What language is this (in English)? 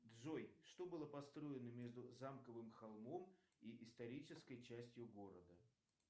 Russian